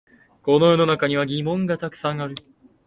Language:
Japanese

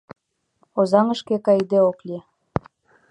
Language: Mari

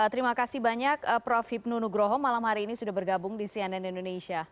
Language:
Indonesian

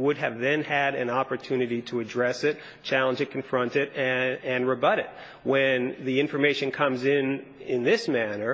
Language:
English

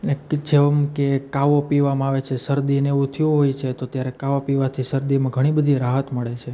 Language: Gujarati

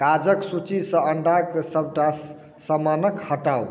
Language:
Maithili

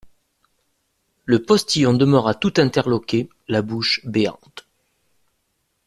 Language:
French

